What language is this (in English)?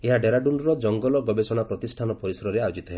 Odia